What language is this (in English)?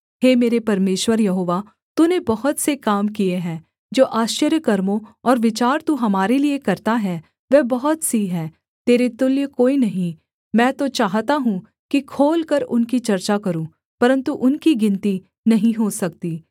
Hindi